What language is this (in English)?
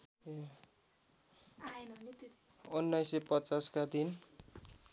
Nepali